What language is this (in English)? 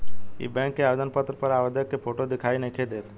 Bhojpuri